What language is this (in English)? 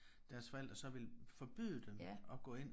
Danish